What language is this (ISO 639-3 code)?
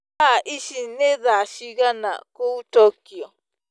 kik